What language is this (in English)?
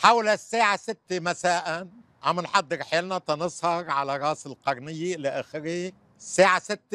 Arabic